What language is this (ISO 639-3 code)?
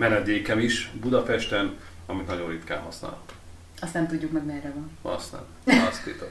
hun